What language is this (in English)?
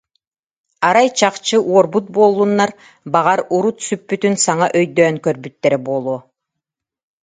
Yakut